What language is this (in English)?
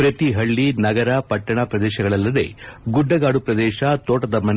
Kannada